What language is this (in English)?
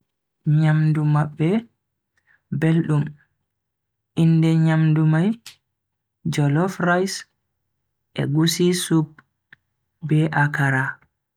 Bagirmi Fulfulde